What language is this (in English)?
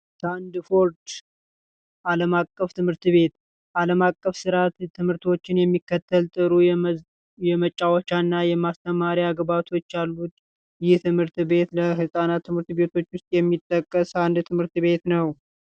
Amharic